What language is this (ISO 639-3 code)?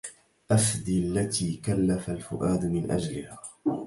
ara